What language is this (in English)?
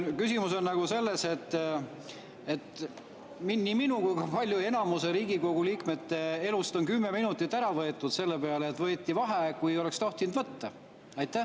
Estonian